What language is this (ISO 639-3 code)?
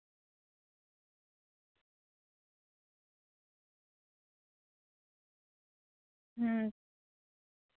sat